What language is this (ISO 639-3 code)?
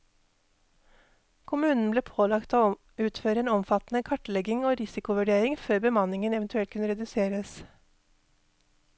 nor